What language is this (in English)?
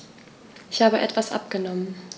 German